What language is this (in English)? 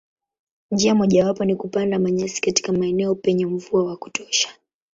Swahili